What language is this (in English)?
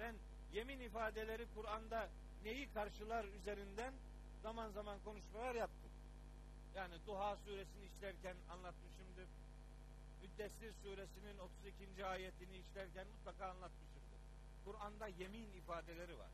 Turkish